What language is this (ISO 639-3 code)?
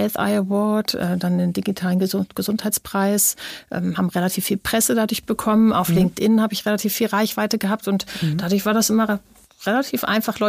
deu